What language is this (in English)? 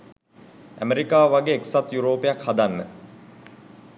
Sinhala